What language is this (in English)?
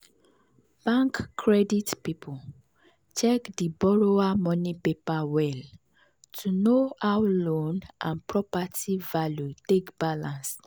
Nigerian Pidgin